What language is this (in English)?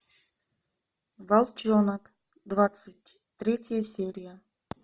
Russian